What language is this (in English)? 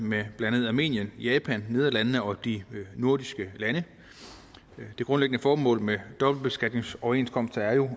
Danish